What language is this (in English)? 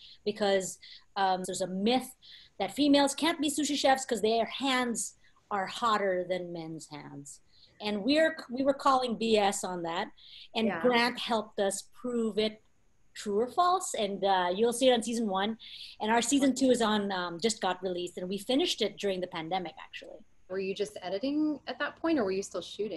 English